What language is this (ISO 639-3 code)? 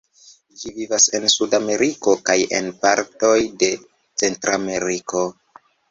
epo